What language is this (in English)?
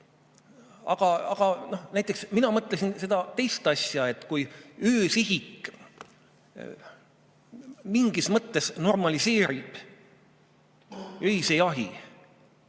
Estonian